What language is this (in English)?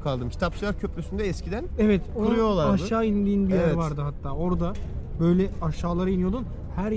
Turkish